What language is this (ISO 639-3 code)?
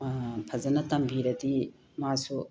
mni